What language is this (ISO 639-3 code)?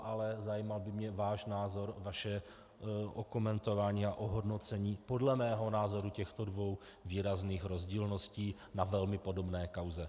ces